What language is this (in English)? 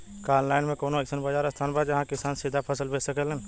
Bhojpuri